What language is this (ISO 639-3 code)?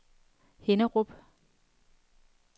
dan